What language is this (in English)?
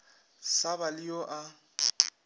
Northern Sotho